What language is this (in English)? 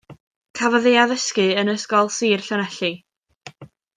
Welsh